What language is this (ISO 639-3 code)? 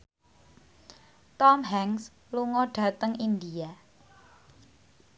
jav